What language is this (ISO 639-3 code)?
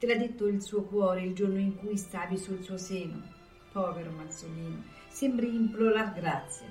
ita